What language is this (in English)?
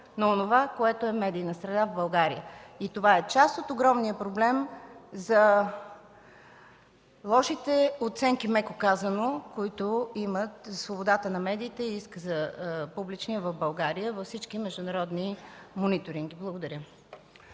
Bulgarian